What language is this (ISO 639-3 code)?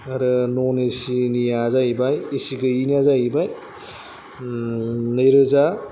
brx